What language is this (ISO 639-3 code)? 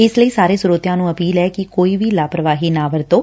pan